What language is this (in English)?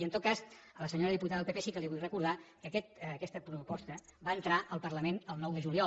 Catalan